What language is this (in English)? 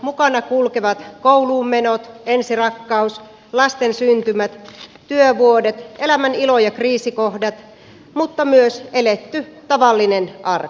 Finnish